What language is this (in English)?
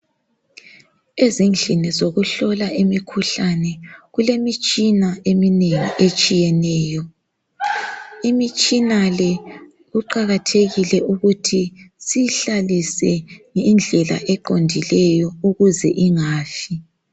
North Ndebele